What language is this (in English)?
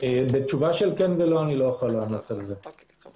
Hebrew